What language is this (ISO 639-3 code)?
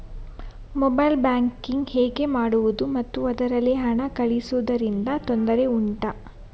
kan